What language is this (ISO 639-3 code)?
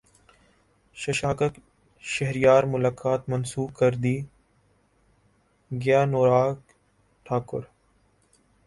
urd